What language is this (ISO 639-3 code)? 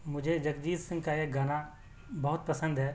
urd